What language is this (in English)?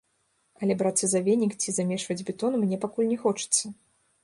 Belarusian